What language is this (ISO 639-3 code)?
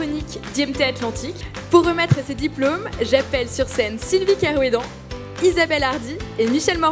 fra